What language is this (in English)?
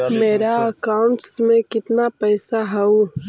Magahi